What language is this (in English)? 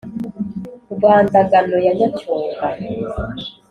Kinyarwanda